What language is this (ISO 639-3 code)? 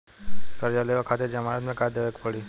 bho